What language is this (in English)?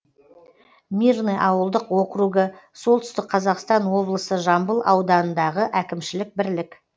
Kazakh